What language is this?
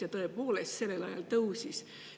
Estonian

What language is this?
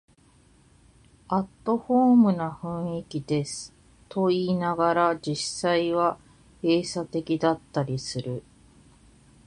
Japanese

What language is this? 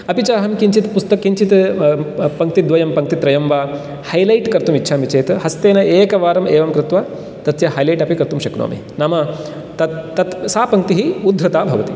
Sanskrit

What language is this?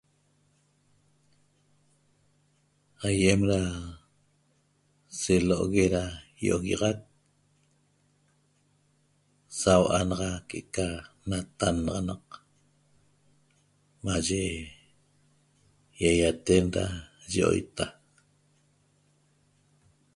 Toba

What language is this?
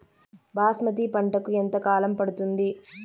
Telugu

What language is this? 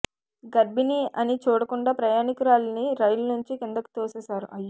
Telugu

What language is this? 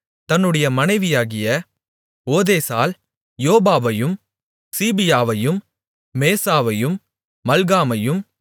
Tamil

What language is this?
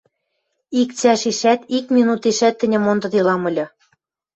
Western Mari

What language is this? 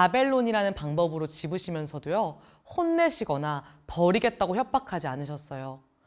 Korean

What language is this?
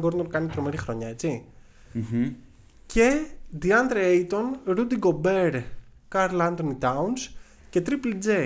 Greek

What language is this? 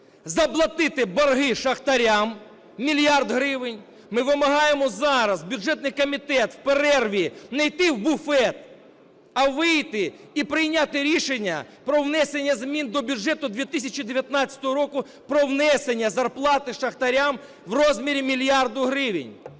Ukrainian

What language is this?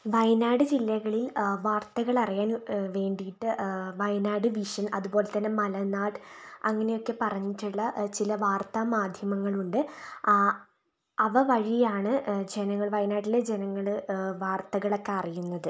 Malayalam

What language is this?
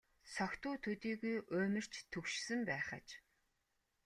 Mongolian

